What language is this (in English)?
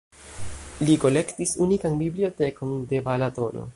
Esperanto